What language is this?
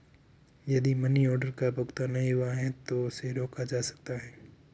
Hindi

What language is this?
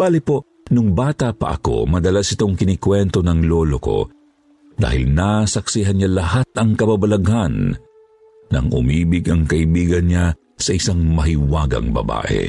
Filipino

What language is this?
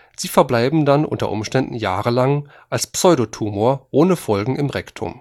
German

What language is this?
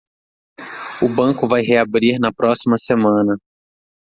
Portuguese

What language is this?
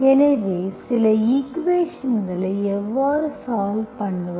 Tamil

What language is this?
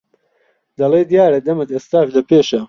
Central Kurdish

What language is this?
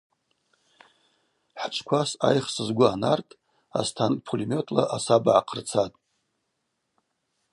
Abaza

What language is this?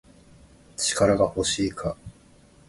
Japanese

